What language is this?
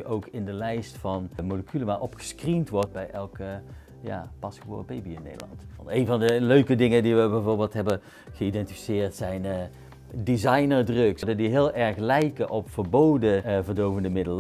Dutch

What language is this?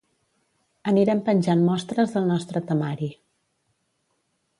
Catalan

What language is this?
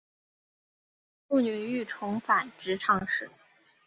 Chinese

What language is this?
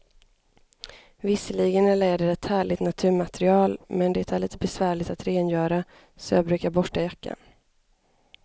Swedish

